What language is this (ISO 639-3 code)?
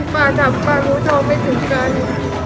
tha